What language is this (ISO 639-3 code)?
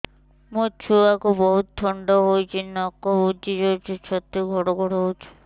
ori